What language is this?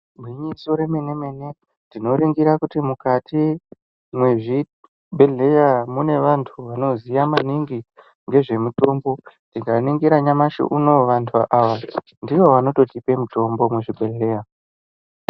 Ndau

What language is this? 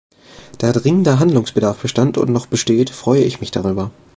German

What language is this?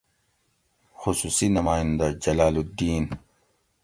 Gawri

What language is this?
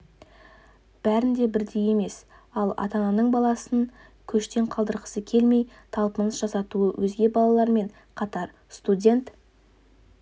Kazakh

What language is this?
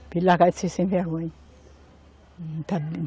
Portuguese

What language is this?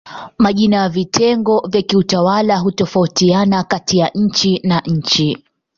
Swahili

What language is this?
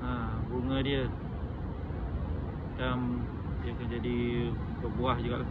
Malay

